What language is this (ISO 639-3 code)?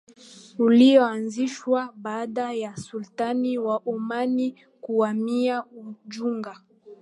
swa